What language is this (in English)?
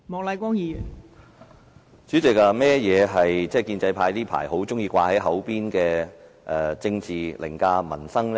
Cantonese